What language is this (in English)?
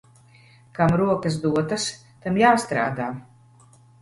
Latvian